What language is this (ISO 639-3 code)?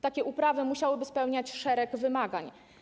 pol